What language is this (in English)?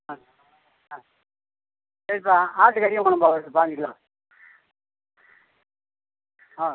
Tamil